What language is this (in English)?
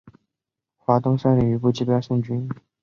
Chinese